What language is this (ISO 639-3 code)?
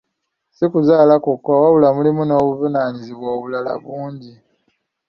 lug